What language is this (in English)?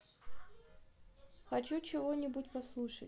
Russian